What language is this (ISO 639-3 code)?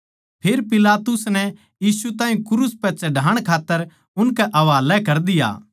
bgc